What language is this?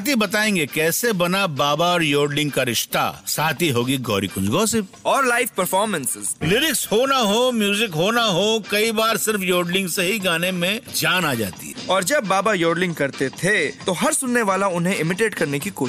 Hindi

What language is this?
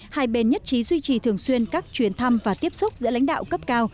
Vietnamese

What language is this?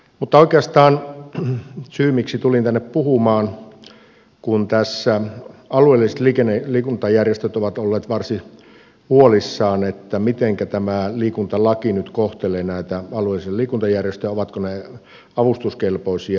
Finnish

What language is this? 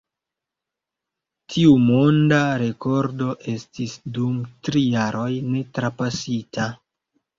Esperanto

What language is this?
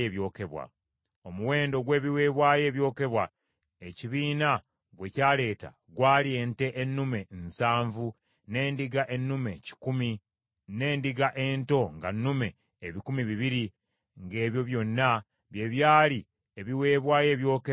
Ganda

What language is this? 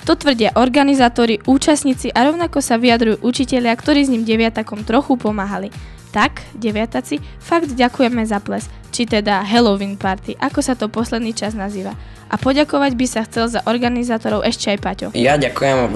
Slovak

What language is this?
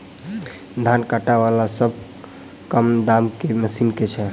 Maithili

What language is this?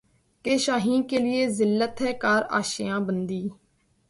Urdu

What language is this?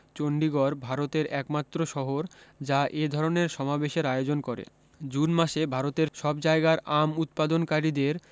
Bangla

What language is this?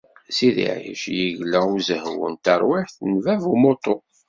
Kabyle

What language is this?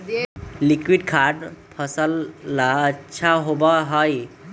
Magahi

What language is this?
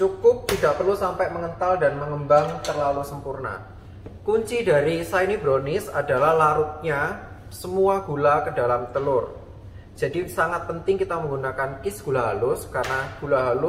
Indonesian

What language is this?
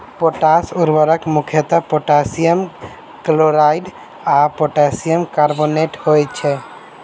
Maithili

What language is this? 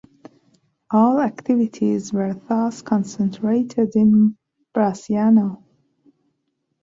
English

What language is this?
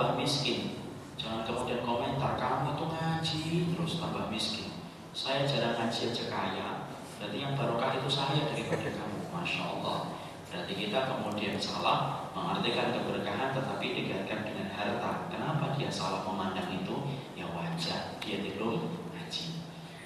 Indonesian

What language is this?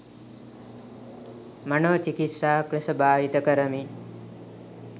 Sinhala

